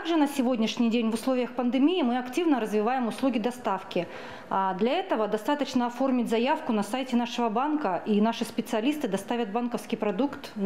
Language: Russian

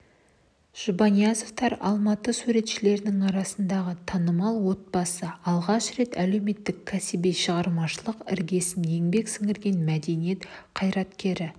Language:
Kazakh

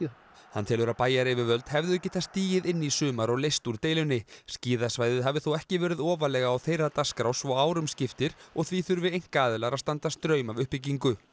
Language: Icelandic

